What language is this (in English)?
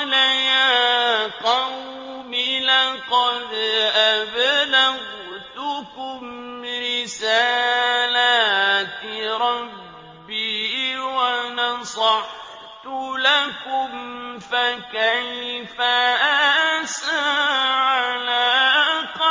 Arabic